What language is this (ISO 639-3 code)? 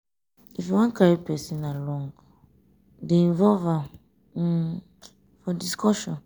pcm